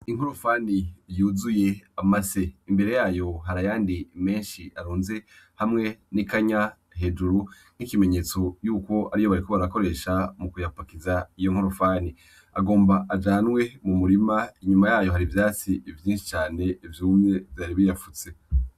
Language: Rundi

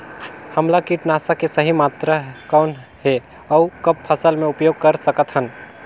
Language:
Chhattisgarhi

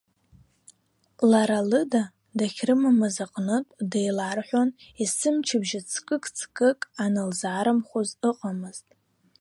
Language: Abkhazian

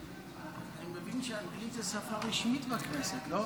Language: Hebrew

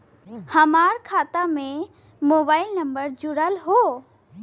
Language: Bhojpuri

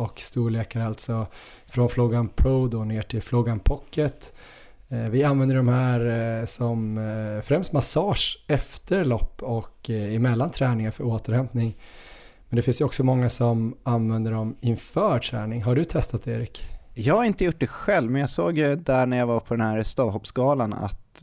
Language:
Swedish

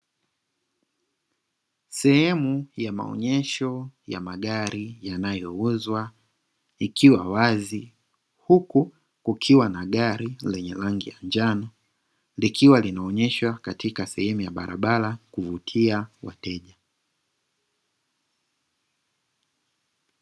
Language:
Swahili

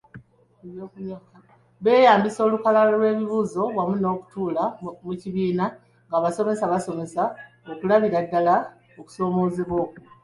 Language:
Ganda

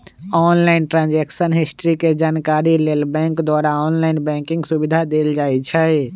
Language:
Magahi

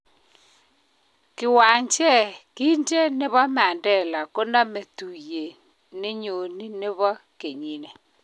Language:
Kalenjin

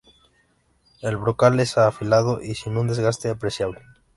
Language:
Spanish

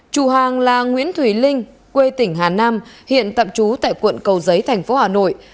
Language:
Vietnamese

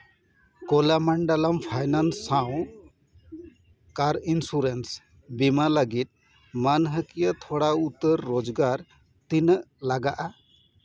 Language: Santali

